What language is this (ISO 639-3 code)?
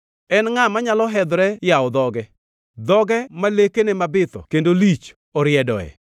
luo